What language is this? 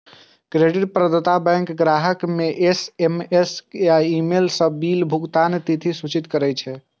Maithili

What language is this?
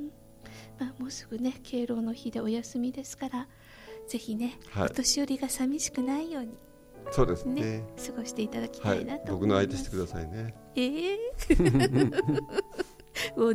Japanese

